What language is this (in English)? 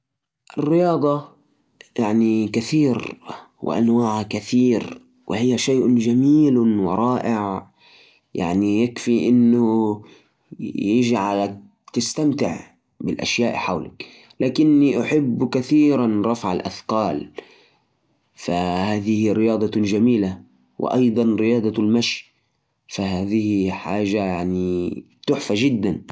Najdi Arabic